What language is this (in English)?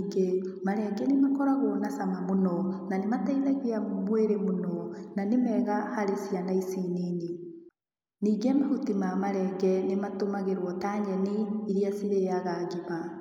Kikuyu